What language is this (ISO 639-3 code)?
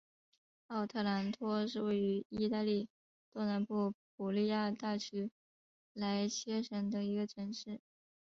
zho